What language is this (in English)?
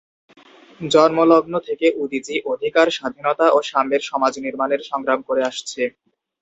Bangla